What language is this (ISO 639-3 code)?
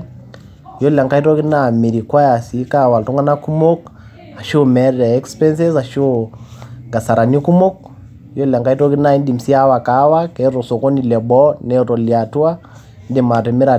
mas